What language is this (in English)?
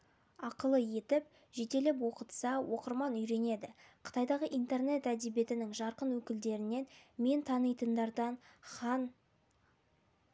Kazakh